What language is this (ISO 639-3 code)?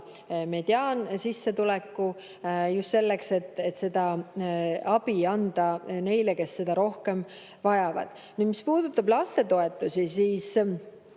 est